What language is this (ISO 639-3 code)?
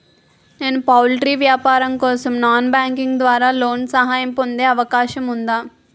tel